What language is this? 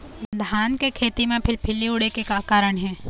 Chhattisgarhi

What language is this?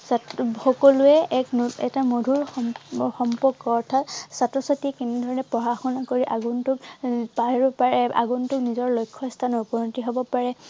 Assamese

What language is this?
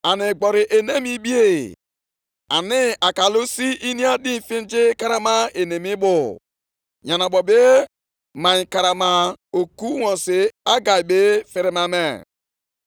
Igbo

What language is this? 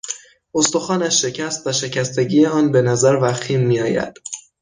Persian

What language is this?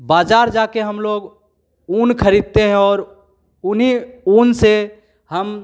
Hindi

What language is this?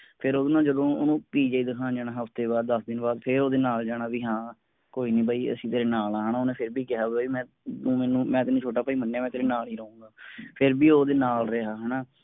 Punjabi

